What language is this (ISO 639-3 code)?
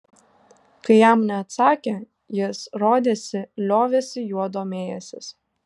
lit